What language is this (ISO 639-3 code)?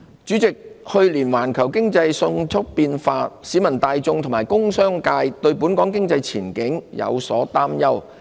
yue